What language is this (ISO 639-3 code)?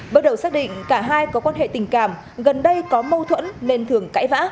vie